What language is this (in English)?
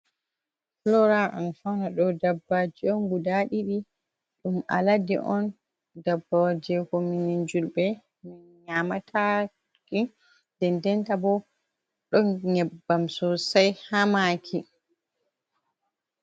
Fula